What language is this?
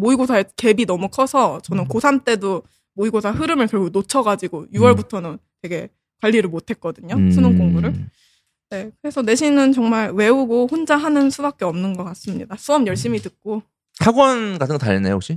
Korean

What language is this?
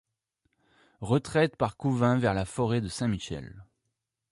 French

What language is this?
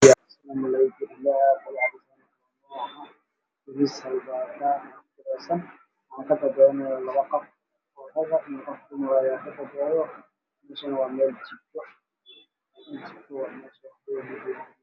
Somali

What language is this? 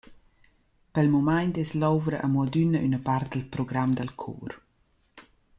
Romansh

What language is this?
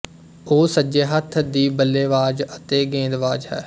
Punjabi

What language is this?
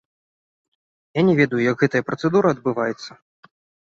Belarusian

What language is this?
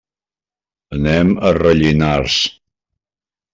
Catalan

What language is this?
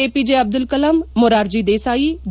Kannada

